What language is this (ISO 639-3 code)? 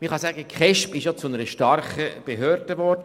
gsw